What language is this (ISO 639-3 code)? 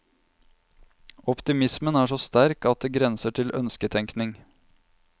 nor